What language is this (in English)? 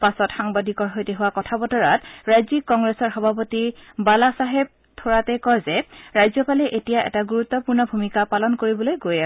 Assamese